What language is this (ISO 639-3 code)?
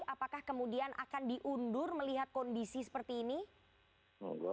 ind